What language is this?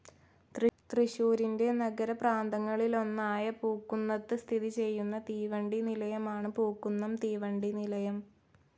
Malayalam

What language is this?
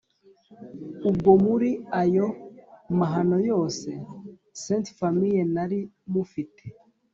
Kinyarwanda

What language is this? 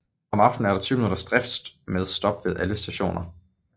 Danish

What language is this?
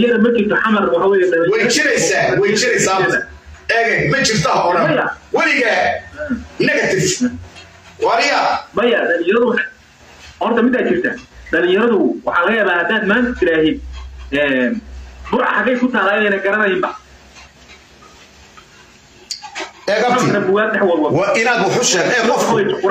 Arabic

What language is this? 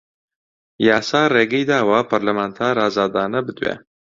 Central Kurdish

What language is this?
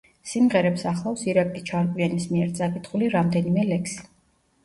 Georgian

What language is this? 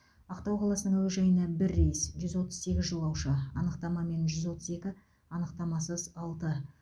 Kazakh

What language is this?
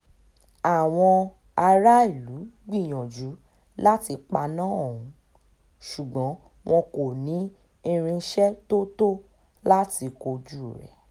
Yoruba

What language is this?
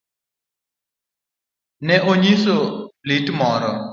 Luo (Kenya and Tanzania)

